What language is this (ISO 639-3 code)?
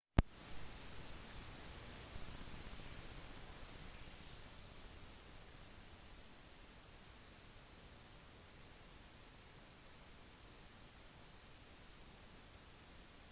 nob